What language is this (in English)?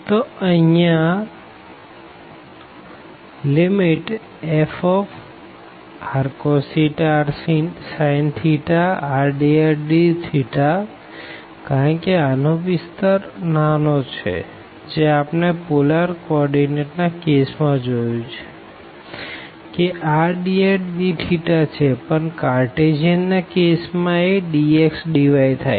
Gujarati